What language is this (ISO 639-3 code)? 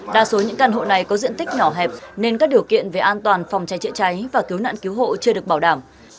vie